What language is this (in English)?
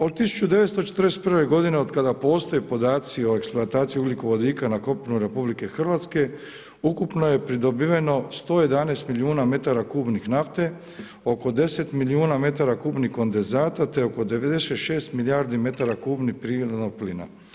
Croatian